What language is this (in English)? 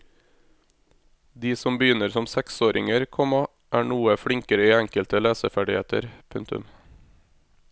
Norwegian